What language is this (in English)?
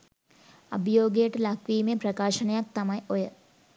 Sinhala